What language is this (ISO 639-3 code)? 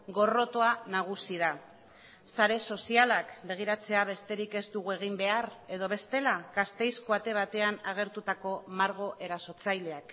eus